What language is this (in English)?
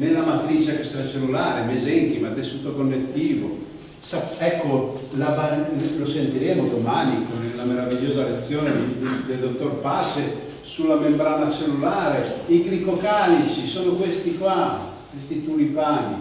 Italian